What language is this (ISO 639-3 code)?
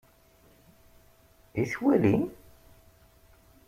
kab